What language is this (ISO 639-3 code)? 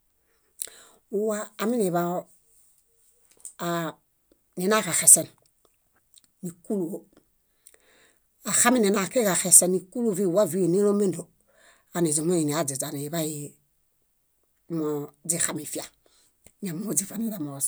bda